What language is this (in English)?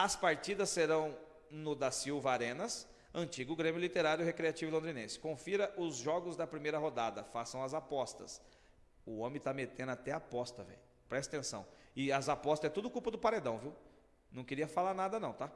Portuguese